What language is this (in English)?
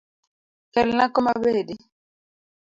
Luo (Kenya and Tanzania)